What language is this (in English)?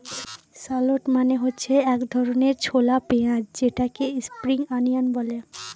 Bangla